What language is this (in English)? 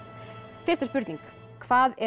Icelandic